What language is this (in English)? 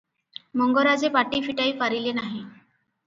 Odia